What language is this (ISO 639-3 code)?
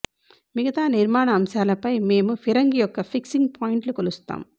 tel